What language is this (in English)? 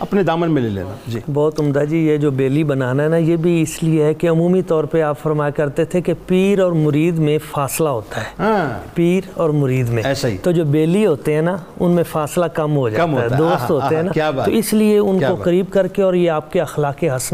Urdu